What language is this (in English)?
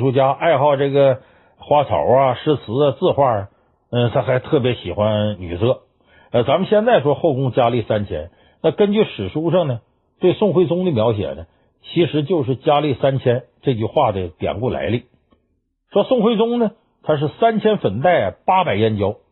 Chinese